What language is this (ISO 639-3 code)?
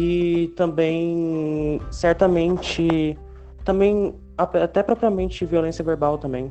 por